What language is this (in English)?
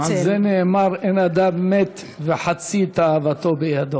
Hebrew